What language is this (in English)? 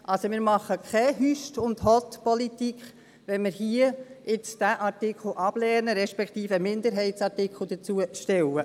Swiss German